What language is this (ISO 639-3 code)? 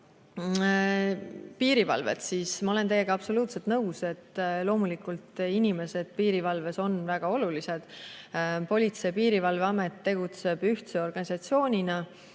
est